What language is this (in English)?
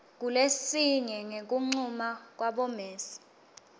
Swati